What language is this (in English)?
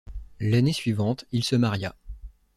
French